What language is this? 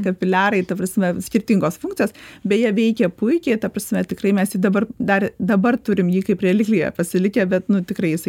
Lithuanian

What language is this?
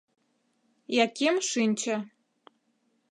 Mari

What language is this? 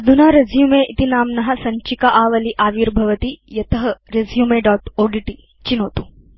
Sanskrit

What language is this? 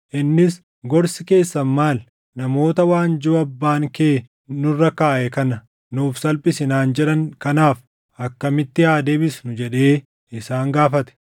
Oromo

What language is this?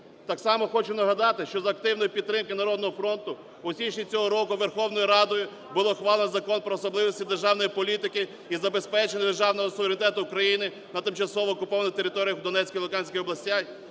Ukrainian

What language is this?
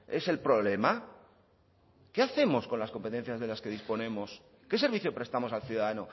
Spanish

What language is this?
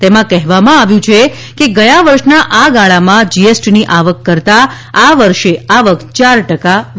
Gujarati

